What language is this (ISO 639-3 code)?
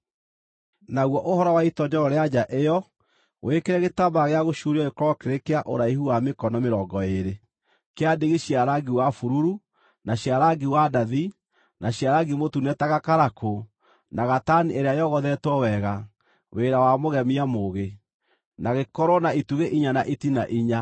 kik